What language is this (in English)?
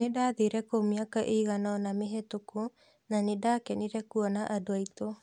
Kikuyu